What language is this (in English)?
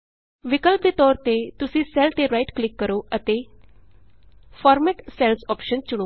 Punjabi